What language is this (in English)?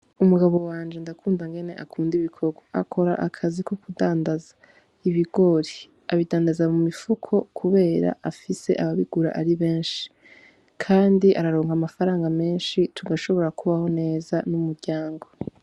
Rundi